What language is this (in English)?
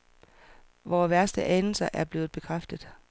Danish